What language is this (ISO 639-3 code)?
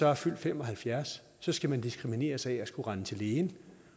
dan